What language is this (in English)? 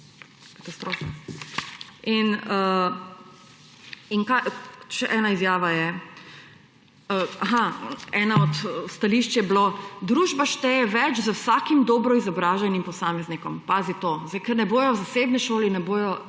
Slovenian